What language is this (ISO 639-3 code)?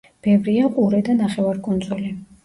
kat